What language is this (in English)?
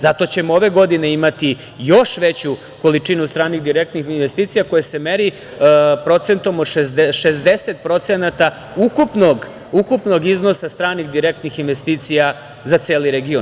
Serbian